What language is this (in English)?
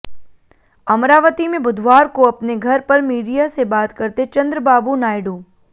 Hindi